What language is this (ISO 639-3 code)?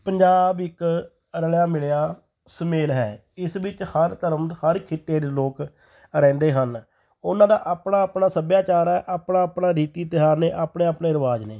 pan